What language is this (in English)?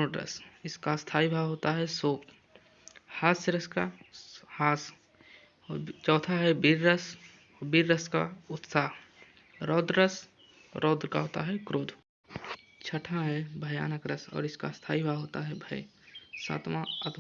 Hindi